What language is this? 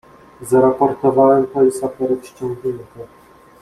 Polish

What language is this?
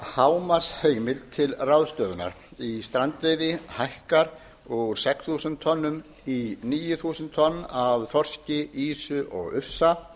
Icelandic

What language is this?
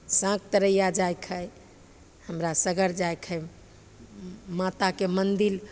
Maithili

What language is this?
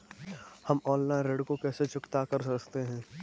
Hindi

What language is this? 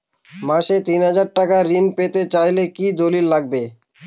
Bangla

